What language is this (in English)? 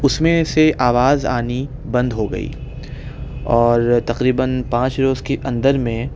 Urdu